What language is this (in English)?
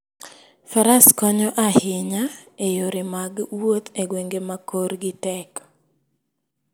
Luo (Kenya and Tanzania)